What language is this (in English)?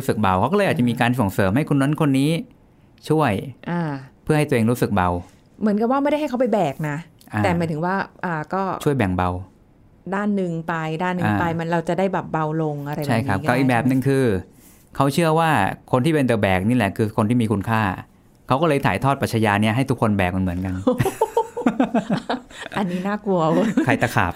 Thai